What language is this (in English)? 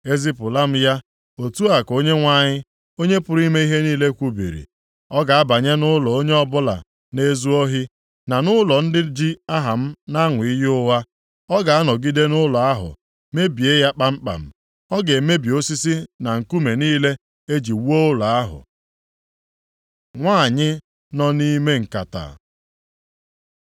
Igbo